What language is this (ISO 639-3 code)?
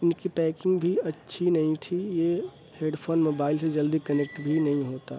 urd